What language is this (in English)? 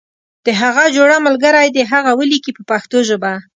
Pashto